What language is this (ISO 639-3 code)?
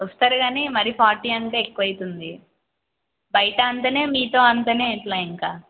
tel